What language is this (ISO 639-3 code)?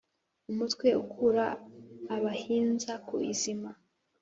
kin